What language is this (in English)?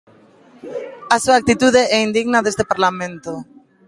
Galician